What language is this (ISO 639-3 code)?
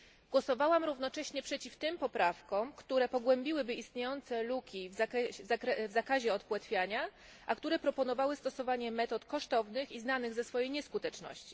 pol